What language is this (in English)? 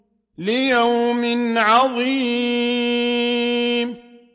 Arabic